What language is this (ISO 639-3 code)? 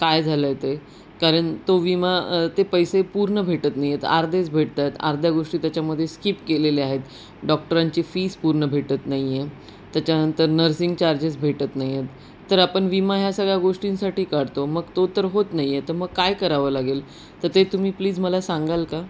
mar